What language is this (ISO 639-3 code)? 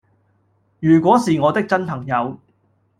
yue